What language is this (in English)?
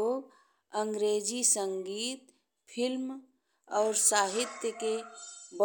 Bhojpuri